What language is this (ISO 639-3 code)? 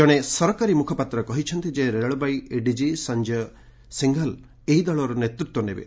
ori